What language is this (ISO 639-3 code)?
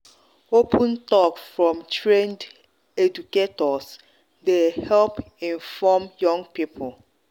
pcm